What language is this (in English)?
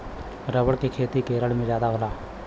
Bhojpuri